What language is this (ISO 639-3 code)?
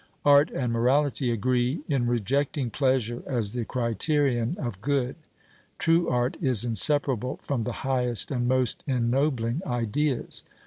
eng